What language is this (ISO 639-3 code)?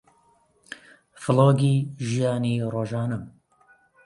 ckb